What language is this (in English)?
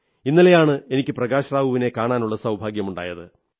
Malayalam